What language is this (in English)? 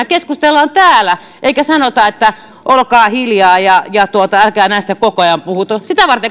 Finnish